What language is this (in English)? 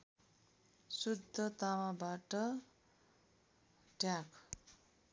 Nepali